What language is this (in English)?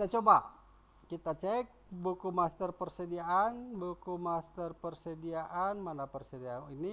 Indonesian